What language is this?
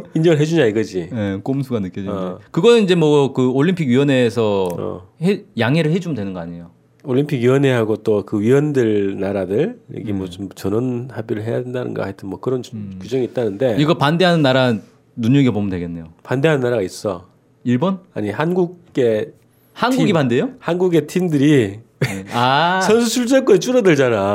Korean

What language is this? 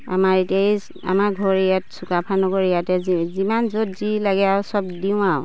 Assamese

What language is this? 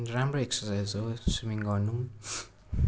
Nepali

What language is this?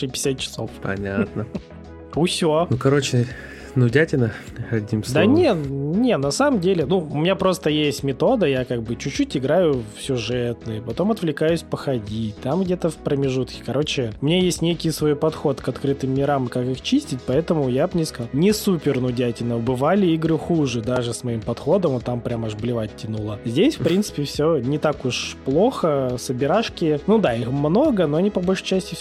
Russian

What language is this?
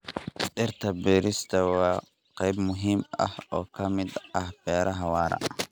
Somali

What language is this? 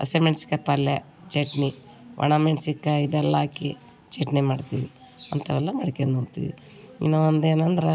Kannada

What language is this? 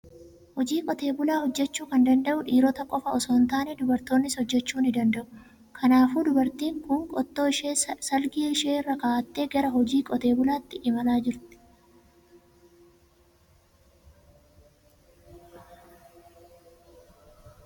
Oromo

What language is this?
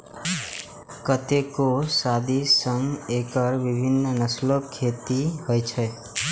Maithili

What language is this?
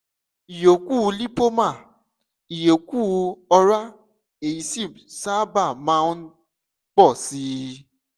Yoruba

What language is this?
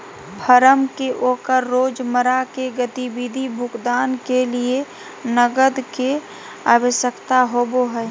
Magahi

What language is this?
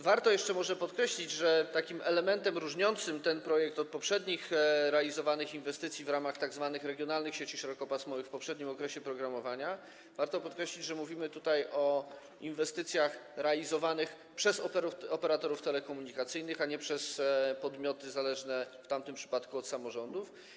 Polish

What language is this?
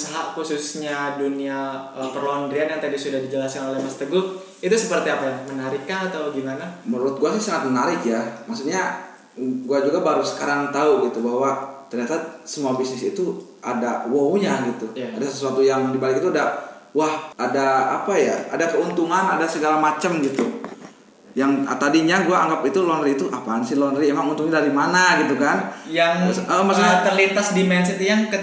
Indonesian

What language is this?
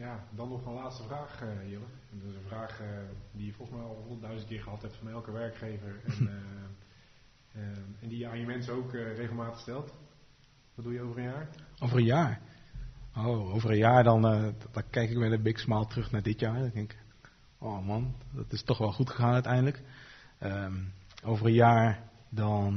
Dutch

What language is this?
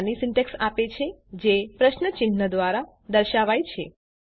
Gujarati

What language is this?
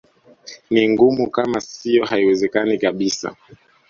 Swahili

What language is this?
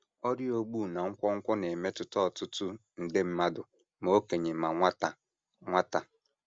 Igbo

